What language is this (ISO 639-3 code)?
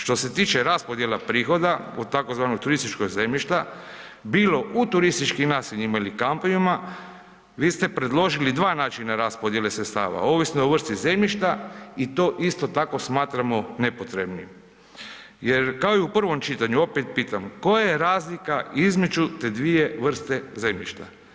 hrv